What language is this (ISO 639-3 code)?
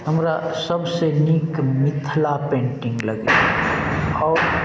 mai